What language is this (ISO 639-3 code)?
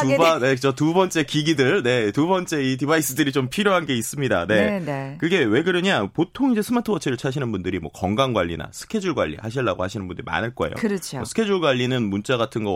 kor